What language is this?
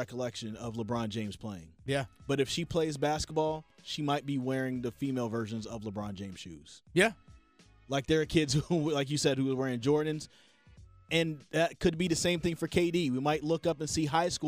English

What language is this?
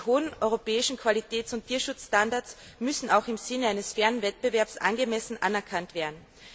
German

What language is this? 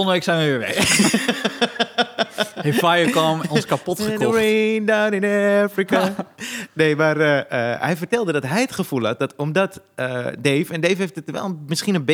Dutch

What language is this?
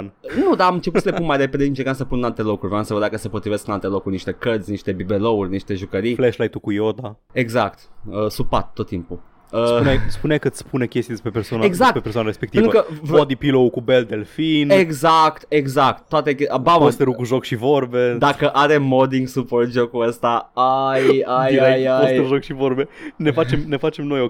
Romanian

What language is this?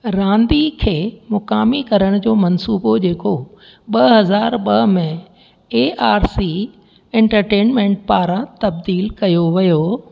Sindhi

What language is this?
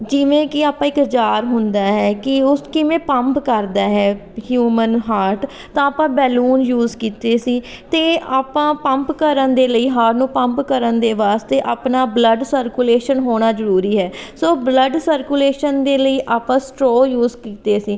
Punjabi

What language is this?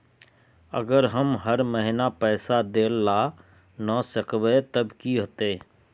Magahi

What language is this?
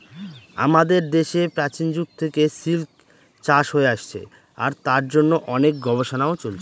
Bangla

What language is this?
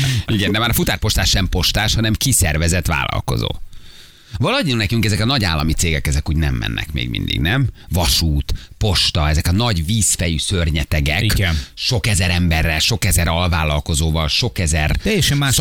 Hungarian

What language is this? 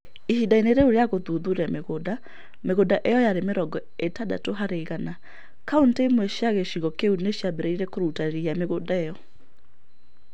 Kikuyu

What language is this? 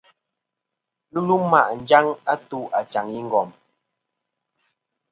Kom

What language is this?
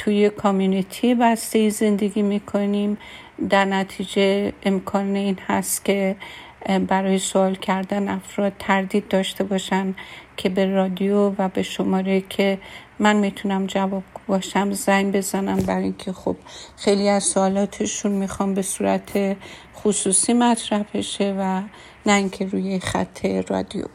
Persian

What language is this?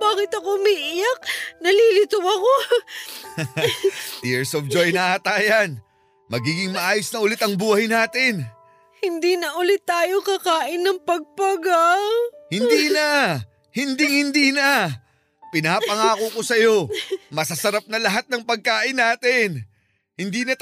Filipino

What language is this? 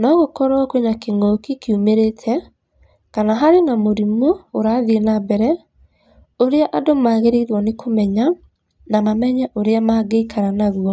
Kikuyu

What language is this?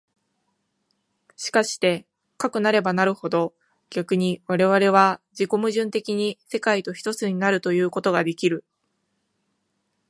Japanese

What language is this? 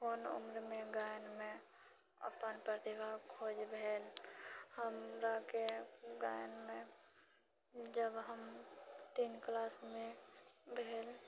Maithili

